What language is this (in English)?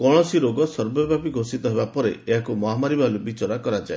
Odia